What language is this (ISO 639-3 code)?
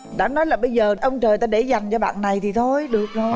vie